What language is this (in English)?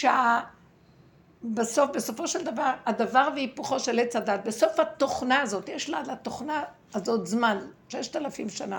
Hebrew